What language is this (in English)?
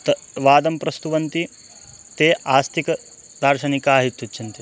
Sanskrit